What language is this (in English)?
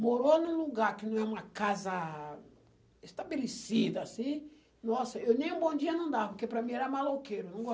Portuguese